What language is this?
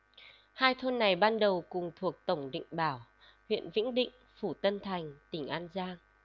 Vietnamese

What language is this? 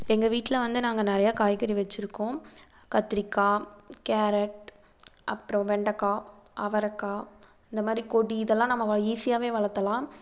Tamil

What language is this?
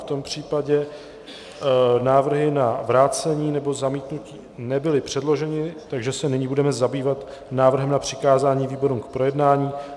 Czech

